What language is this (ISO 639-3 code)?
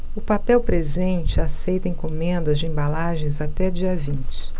por